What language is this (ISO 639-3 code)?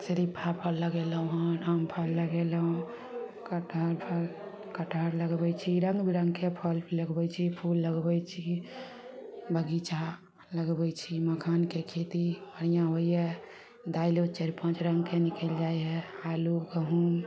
mai